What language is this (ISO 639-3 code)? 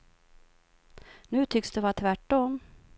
swe